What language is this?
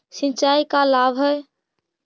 Magahi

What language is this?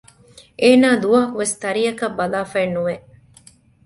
Divehi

